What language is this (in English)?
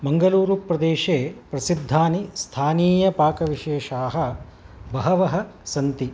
Sanskrit